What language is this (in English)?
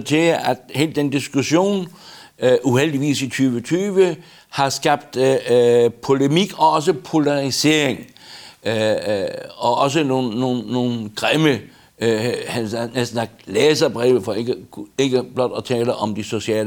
Danish